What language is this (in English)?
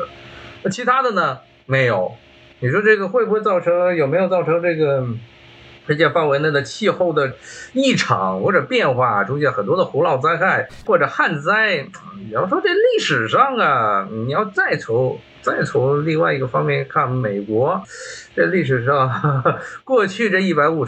Chinese